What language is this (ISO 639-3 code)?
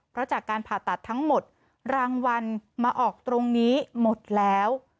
tha